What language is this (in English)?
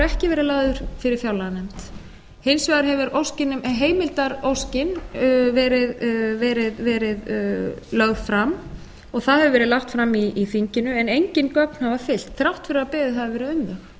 Icelandic